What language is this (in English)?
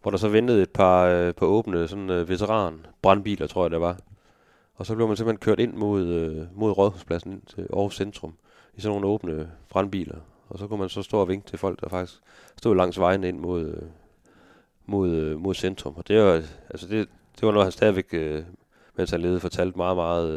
Danish